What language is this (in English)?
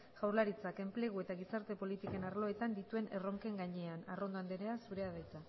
Basque